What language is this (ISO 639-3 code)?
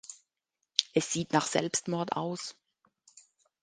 deu